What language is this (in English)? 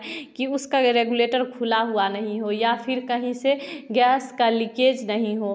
Hindi